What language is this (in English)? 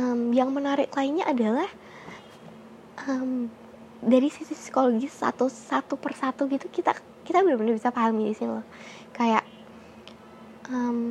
Indonesian